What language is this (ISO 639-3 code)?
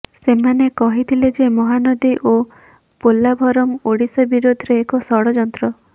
ori